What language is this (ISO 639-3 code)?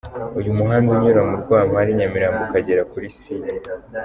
kin